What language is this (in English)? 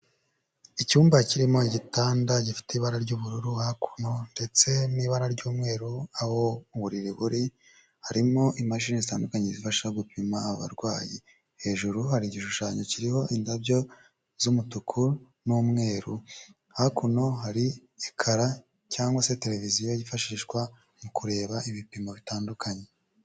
Kinyarwanda